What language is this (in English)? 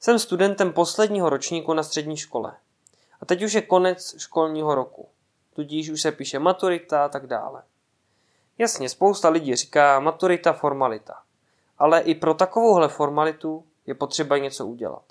Czech